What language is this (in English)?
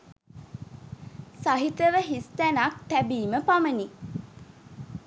Sinhala